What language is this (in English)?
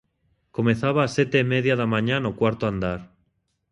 Galician